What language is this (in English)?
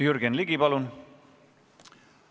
Estonian